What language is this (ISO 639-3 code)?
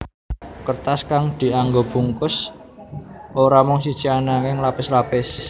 jav